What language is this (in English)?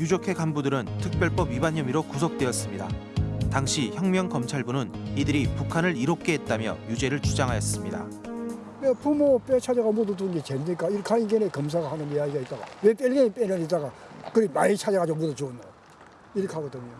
Korean